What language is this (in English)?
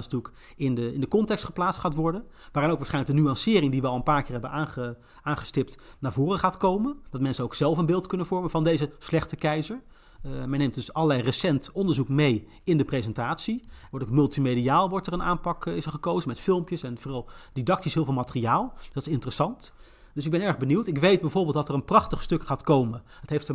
Dutch